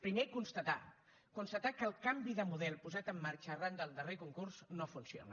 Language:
Catalan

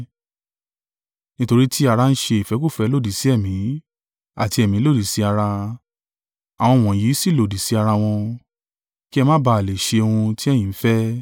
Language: Yoruba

